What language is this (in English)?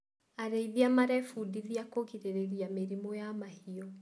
Kikuyu